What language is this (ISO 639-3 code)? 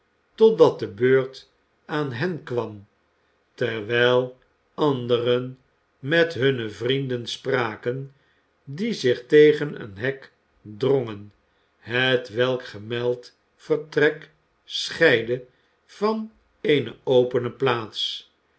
nld